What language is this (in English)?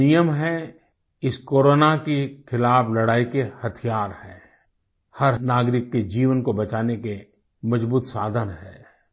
Hindi